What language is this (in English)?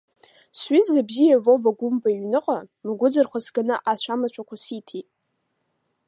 Abkhazian